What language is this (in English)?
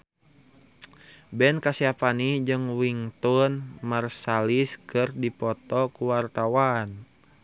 Sundanese